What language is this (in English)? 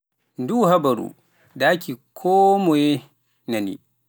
Pular